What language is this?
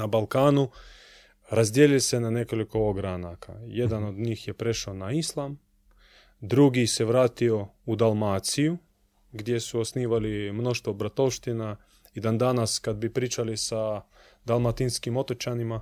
Croatian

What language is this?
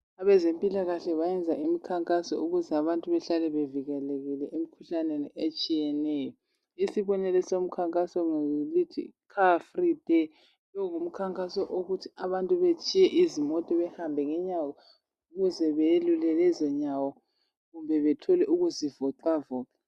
North Ndebele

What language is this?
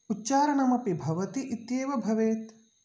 Sanskrit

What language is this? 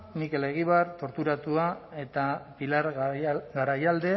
Basque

